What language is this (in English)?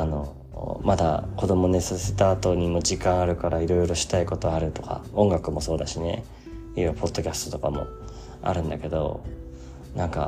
Japanese